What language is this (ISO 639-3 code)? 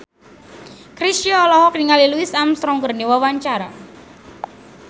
sun